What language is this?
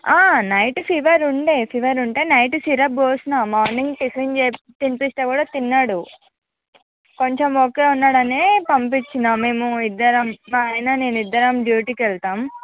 Telugu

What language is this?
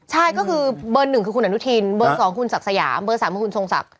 Thai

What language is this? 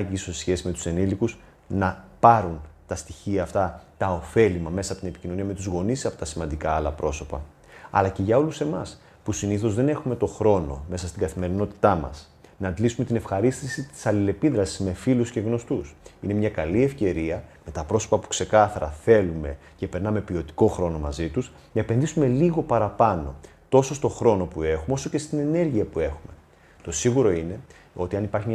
Greek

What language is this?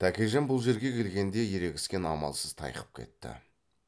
Kazakh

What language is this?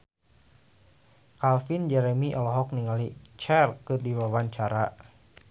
Sundanese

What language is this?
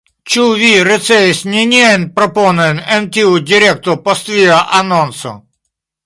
Esperanto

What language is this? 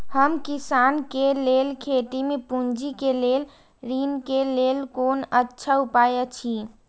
Maithili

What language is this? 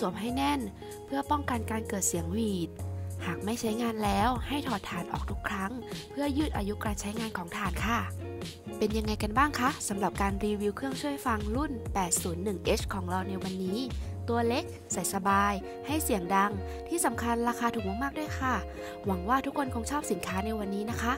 Thai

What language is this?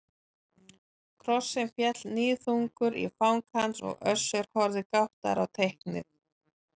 Icelandic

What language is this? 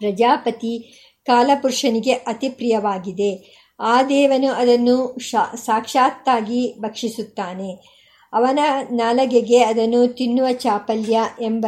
Kannada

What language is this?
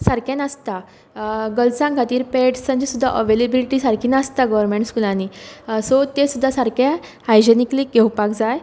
Konkani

